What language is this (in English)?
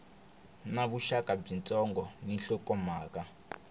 Tsonga